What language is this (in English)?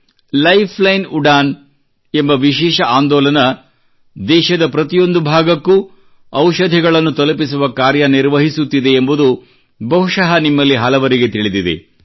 Kannada